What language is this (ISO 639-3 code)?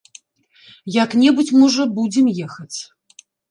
bel